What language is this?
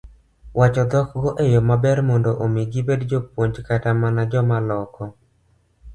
Luo (Kenya and Tanzania)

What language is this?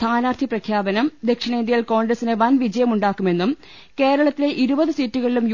Malayalam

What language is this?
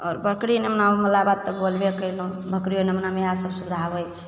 Maithili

